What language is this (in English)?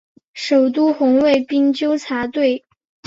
Chinese